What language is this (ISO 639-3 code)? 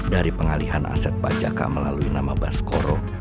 ind